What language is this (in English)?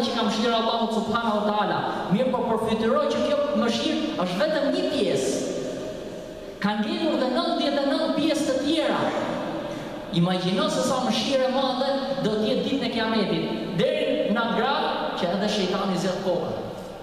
Arabic